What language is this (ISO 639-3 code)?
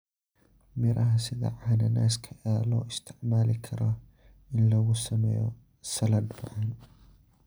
som